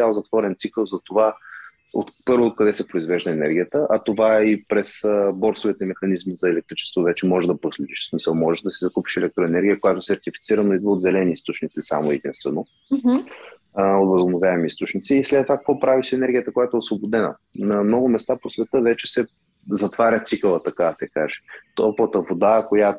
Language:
Bulgarian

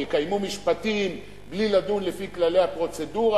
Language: Hebrew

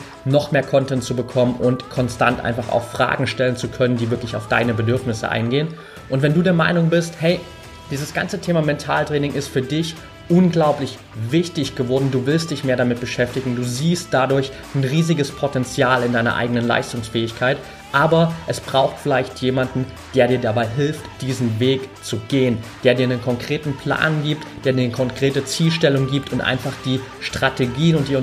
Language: German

